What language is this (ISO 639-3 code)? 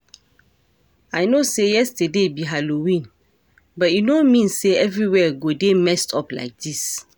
pcm